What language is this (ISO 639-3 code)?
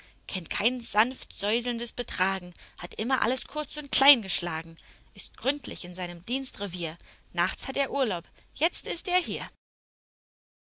deu